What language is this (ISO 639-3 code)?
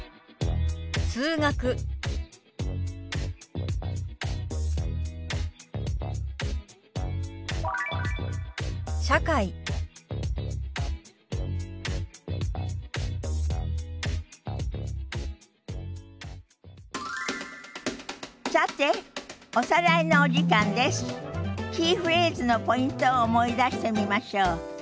jpn